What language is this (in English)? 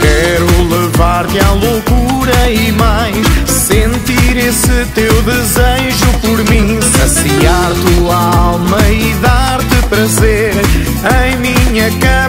Portuguese